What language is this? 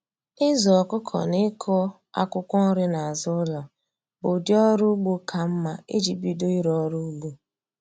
Igbo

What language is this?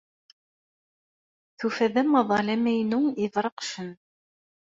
Kabyle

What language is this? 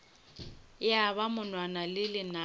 Northern Sotho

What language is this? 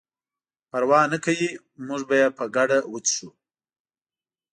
Pashto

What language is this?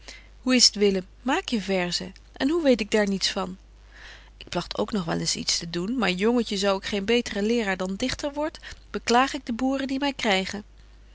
Dutch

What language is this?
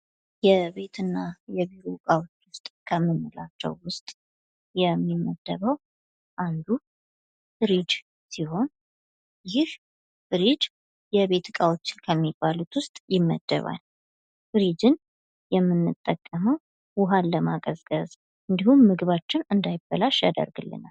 Amharic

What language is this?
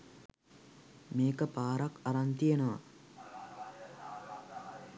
Sinhala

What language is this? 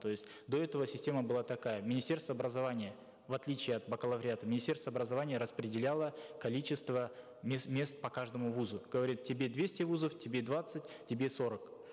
Kazakh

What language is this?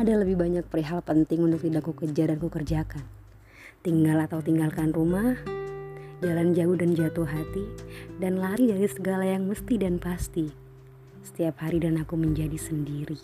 Indonesian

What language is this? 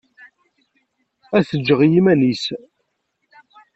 Kabyle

